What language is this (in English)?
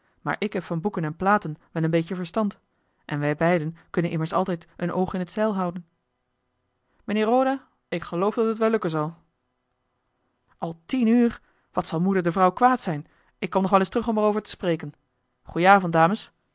Dutch